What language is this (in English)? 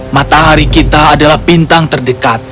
Indonesian